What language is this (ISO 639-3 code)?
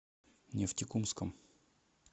rus